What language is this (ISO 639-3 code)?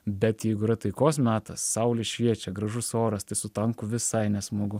lit